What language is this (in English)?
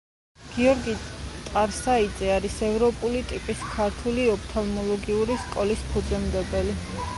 Georgian